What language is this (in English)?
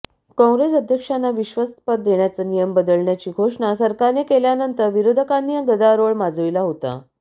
Marathi